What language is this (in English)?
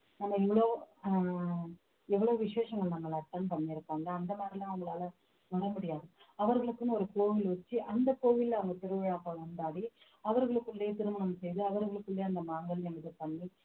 Tamil